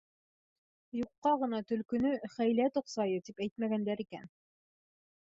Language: Bashkir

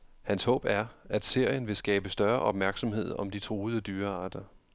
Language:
Danish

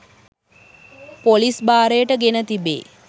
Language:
Sinhala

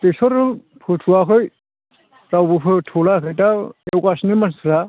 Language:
Bodo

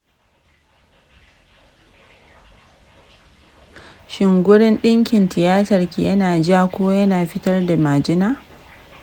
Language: Hausa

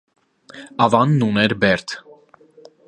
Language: Armenian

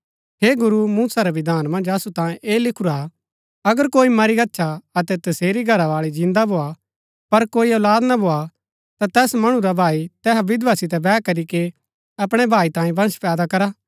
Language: Gaddi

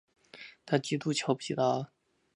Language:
Chinese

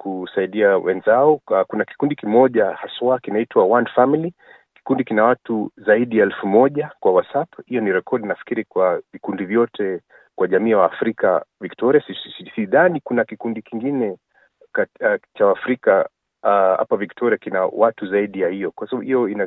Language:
Swahili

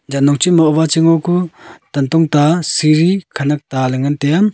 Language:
Wancho Naga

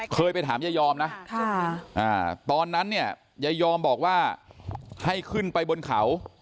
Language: Thai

